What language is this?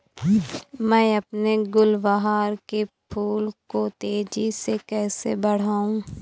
Hindi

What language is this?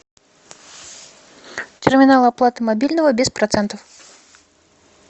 Russian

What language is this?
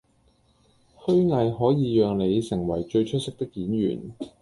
Cantonese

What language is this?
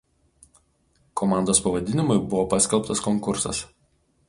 Lithuanian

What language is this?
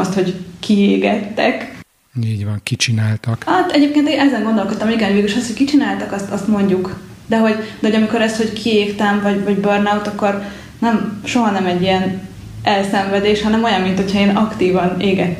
Hungarian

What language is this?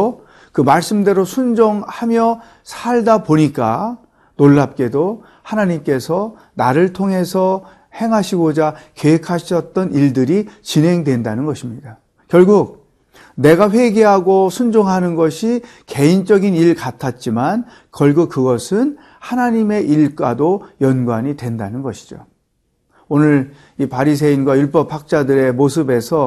Korean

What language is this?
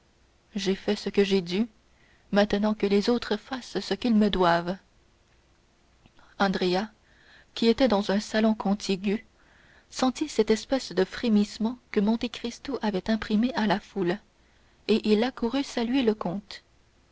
French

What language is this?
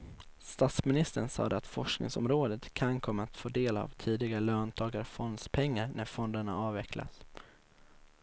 Swedish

